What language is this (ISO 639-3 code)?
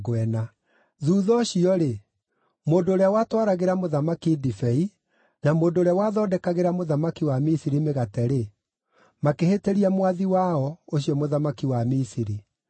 kik